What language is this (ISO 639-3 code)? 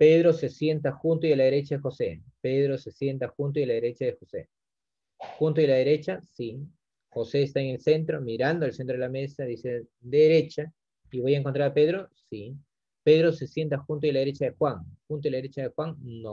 spa